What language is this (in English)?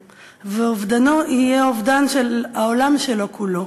Hebrew